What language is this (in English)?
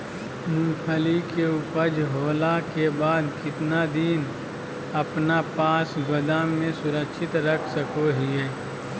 Magahi